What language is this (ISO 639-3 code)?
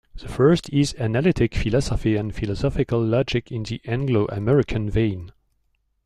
eng